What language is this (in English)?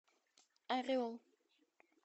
Russian